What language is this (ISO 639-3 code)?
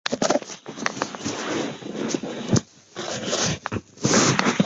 zho